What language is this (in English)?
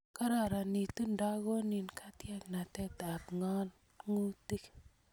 Kalenjin